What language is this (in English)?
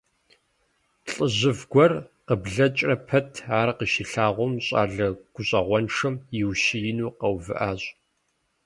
Kabardian